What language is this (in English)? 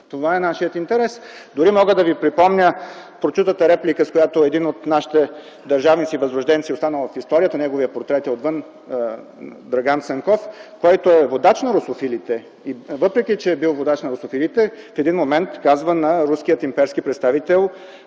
Bulgarian